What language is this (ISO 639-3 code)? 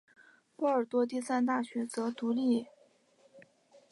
zho